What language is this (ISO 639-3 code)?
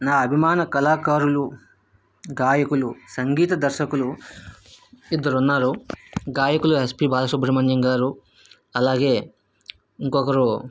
tel